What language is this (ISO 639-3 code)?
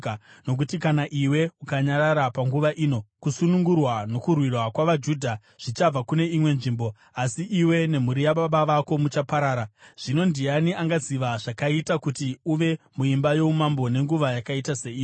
sna